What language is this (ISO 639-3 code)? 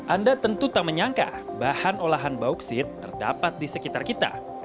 ind